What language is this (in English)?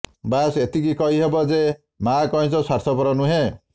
Odia